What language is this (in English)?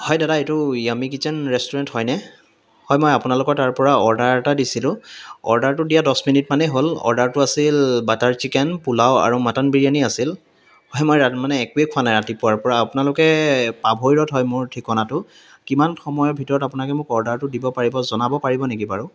Assamese